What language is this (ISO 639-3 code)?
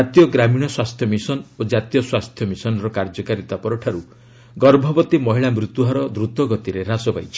ori